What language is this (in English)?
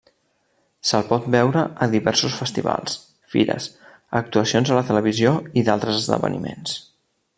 Catalan